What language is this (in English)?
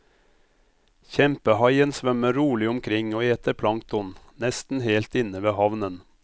Norwegian